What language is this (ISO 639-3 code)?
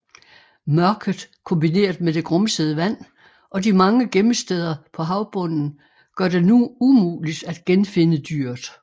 dan